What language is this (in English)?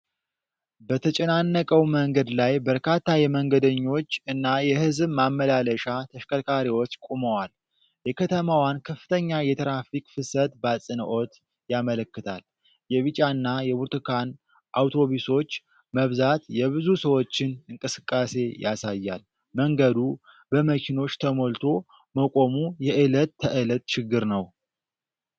Amharic